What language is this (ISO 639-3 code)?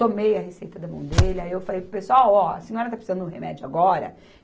por